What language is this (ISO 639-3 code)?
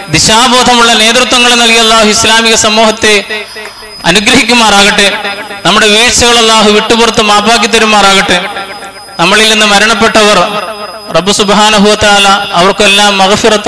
mal